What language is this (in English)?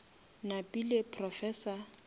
Northern Sotho